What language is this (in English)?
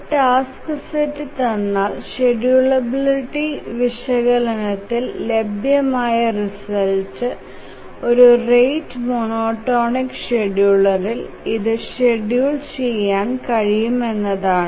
Malayalam